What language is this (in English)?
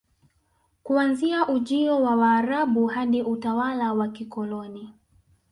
Swahili